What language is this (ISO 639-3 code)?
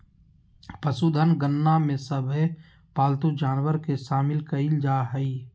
mag